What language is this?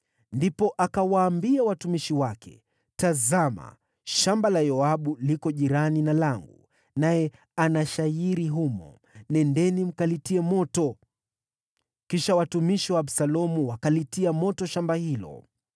Swahili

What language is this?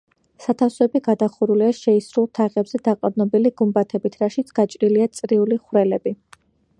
Georgian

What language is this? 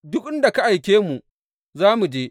Hausa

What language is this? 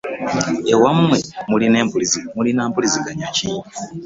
Ganda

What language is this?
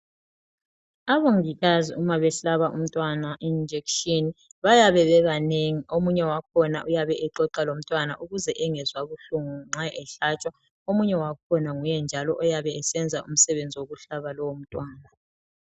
North Ndebele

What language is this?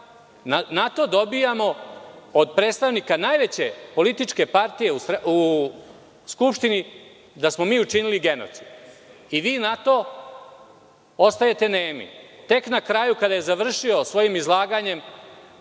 Serbian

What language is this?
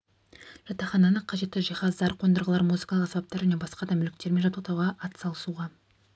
Kazakh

